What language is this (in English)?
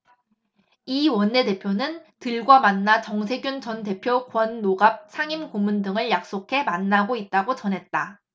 Korean